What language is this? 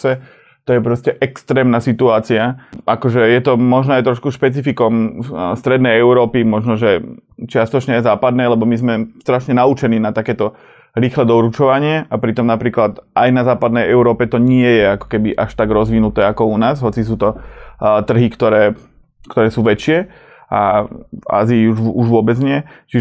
Slovak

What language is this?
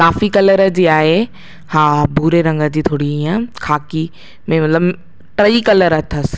Sindhi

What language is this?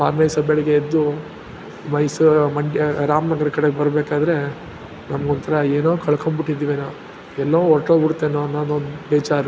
Kannada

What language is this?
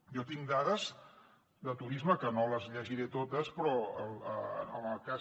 Catalan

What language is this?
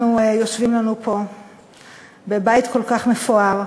Hebrew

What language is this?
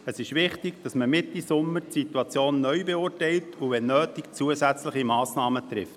Swiss German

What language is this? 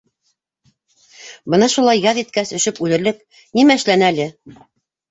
Bashkir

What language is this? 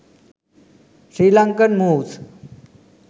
Sinhala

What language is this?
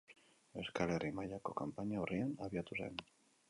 Basque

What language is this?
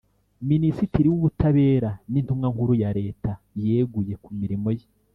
Kinyarwanda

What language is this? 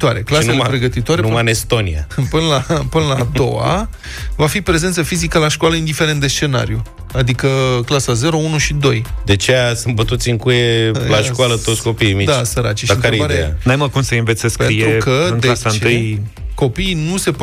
Romanian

